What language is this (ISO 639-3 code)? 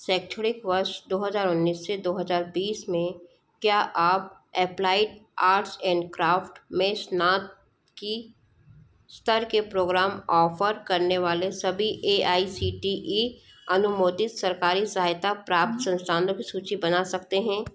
hin